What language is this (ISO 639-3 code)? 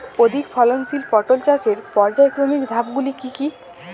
ben